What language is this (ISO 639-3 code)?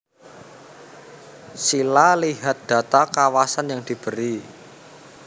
jav